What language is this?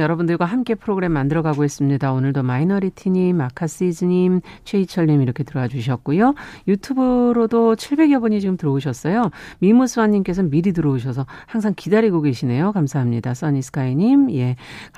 Korean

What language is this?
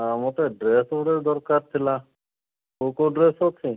Odia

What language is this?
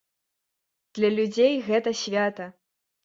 Belarusian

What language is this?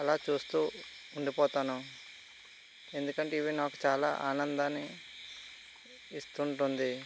Telugu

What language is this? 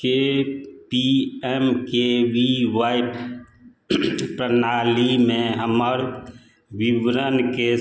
Maithili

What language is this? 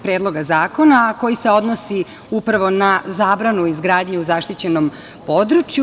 Serbian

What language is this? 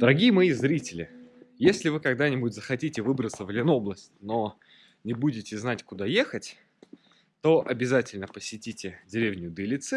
Russian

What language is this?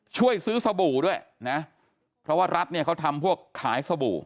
Thai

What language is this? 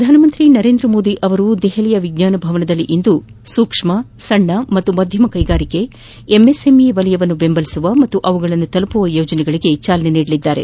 Kannada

